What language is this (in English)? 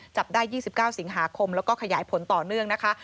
Thai